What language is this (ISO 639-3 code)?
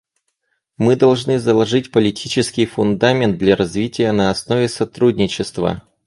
rus